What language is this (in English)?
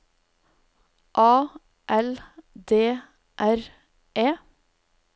Norwegian